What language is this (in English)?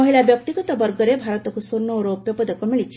Odia